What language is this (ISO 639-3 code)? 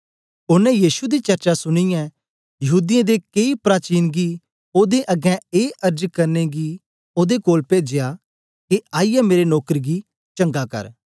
doi